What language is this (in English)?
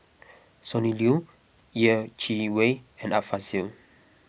English